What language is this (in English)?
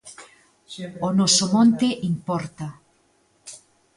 Galician